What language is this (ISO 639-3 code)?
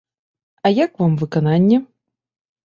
bel